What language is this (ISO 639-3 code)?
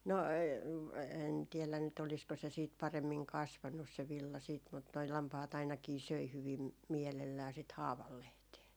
fin